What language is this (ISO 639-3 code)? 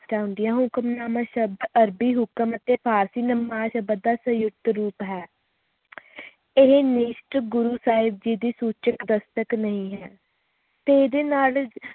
pan